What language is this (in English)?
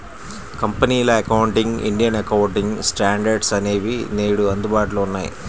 Telugu